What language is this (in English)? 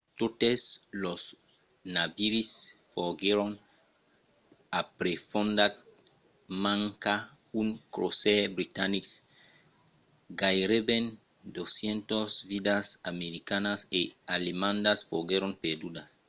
Occitan